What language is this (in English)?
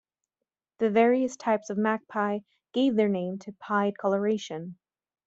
English